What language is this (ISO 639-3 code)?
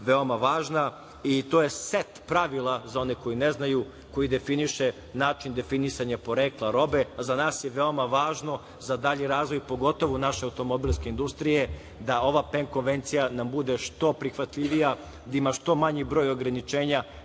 srp